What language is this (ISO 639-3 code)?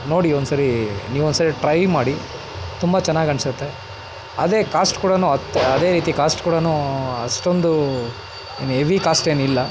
kan